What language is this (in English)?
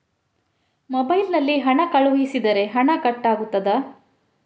Kannada